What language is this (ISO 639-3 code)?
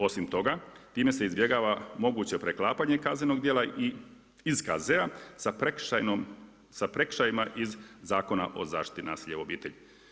hrv